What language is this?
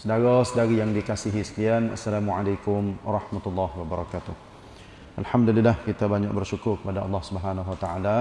Malay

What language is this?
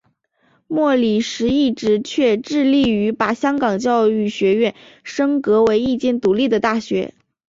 Chinese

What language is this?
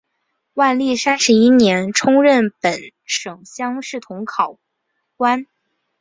Chinese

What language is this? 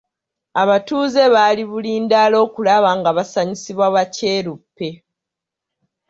Ganda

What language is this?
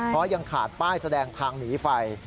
Thai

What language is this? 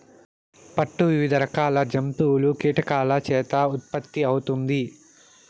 Telugu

